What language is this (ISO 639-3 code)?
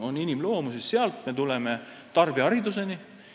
est